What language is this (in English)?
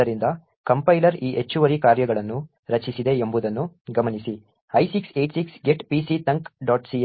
Kannada